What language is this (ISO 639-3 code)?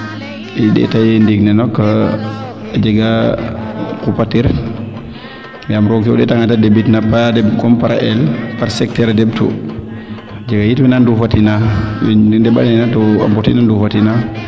srr